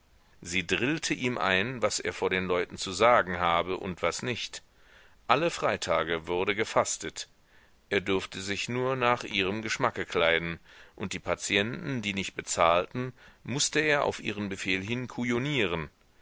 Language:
German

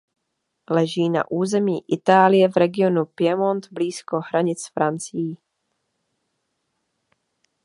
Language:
Czech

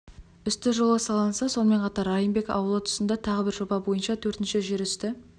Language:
Kazakh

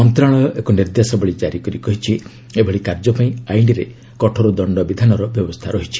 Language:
Odia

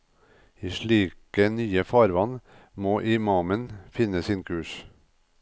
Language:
Norwegian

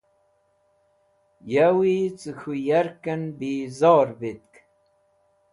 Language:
Wakhi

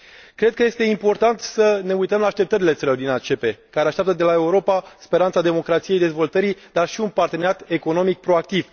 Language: Romanian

